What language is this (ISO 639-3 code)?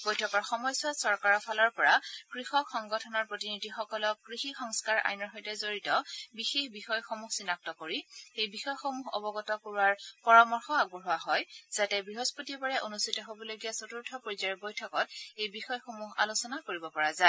asm